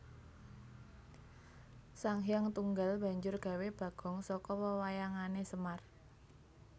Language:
Javanese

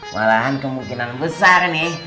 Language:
Indonesian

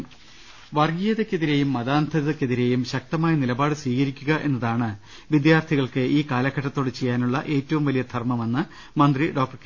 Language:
Malayalam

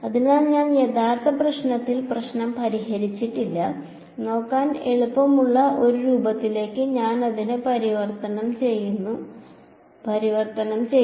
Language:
Malayalam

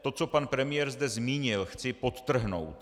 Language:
Czech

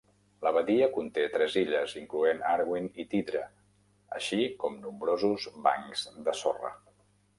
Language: Catalan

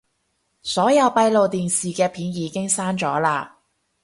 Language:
Cantonese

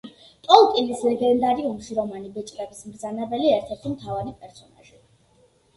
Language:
Georgian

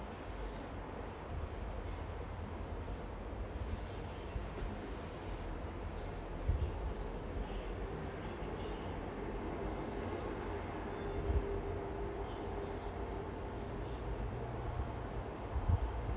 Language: English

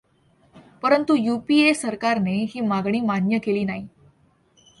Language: Marathi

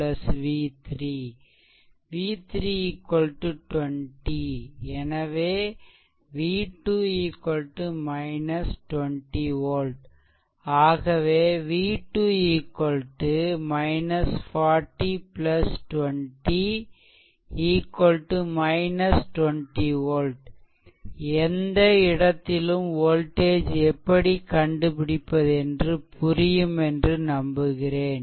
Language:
Tamil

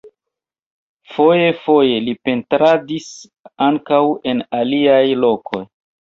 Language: Esperanto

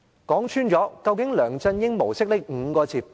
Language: Cantonese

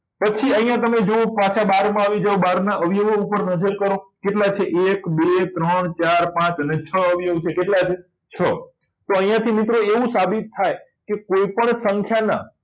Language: Gujarati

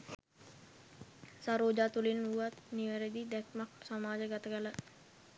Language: Sinhala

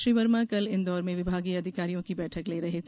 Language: Hindi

